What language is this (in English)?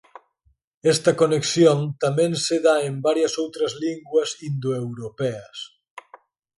Galician